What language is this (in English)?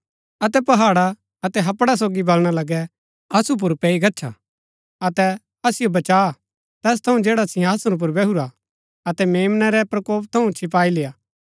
Gaddi